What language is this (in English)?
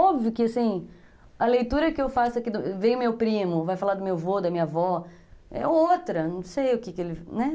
Portuguese